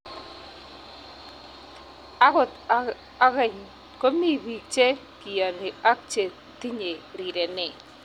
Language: Kalenjin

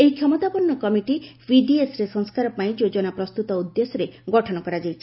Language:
Odia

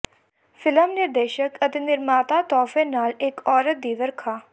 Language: Punjabi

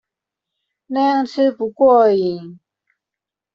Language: Chinese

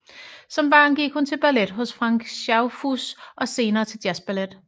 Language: Danish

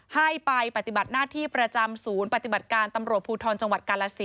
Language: Thai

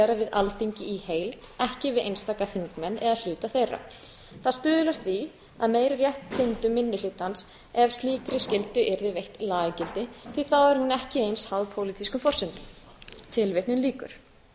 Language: Icelandic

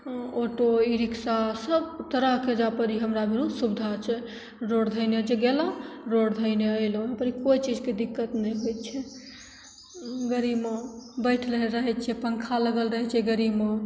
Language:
Maithili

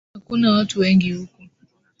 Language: Swahili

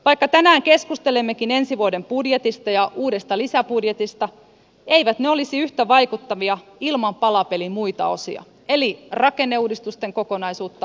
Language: Finnish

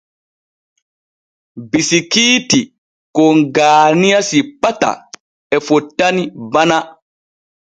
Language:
Borgu Fulfulde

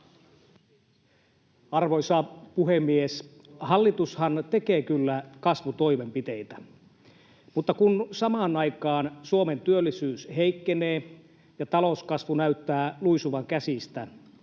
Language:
Finnish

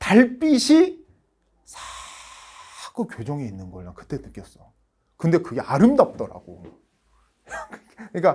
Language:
Korean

